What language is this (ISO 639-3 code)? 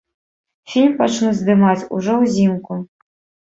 bel